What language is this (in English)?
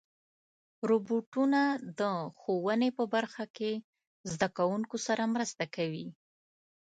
Pashto